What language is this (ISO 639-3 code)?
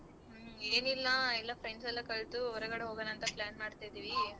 kan